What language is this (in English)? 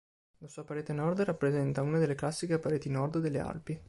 Italian